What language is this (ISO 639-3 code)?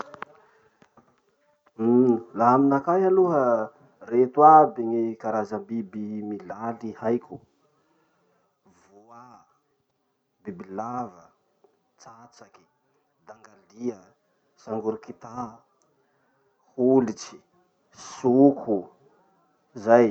msh